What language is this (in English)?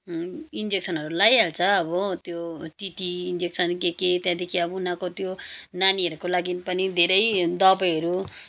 Nepali